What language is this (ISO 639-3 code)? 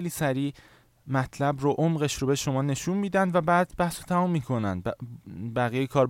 fas